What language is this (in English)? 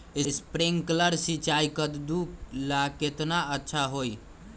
Magahi